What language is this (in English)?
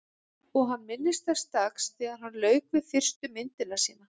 Icelandic